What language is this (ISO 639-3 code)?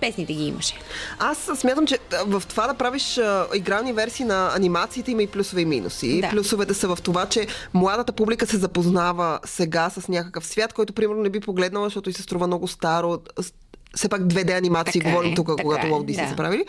bul